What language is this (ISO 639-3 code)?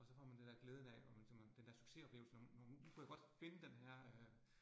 dan